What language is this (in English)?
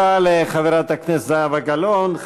Hebrew